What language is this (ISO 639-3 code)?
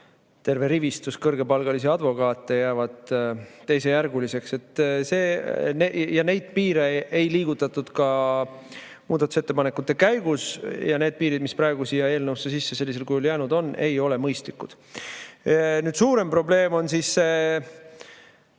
est